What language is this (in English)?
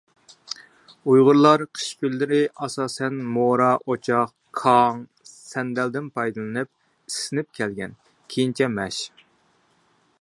Uyghur